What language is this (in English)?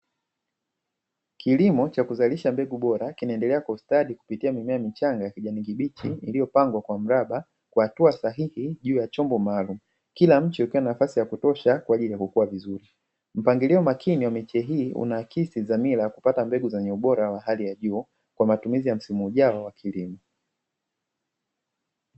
Swahili